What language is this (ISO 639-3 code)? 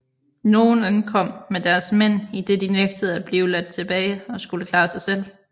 dan